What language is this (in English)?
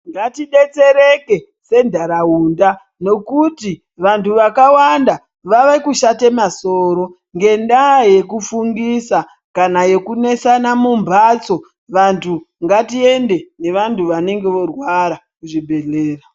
Ndau